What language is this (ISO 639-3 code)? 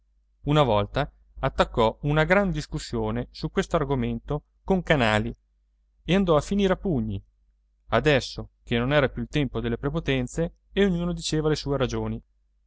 ita